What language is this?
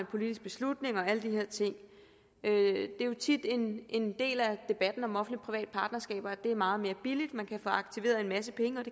Danish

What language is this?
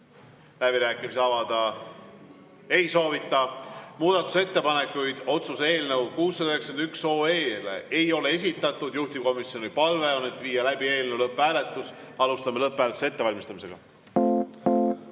Estonian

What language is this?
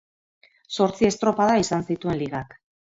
Basque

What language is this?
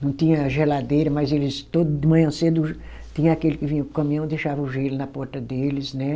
Portuguese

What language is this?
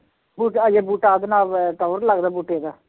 Punjabi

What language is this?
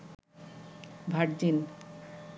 Bangla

